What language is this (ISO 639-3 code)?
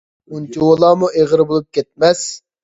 uig